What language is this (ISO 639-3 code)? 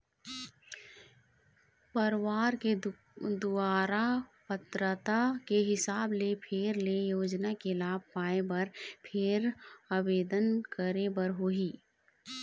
hne